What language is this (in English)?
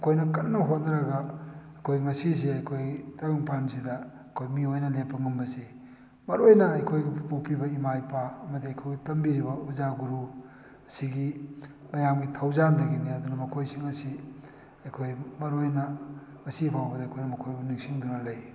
Manipuri